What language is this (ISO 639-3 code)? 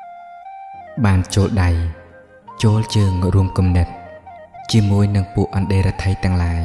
tha